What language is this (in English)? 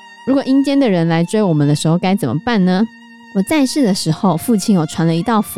Chinese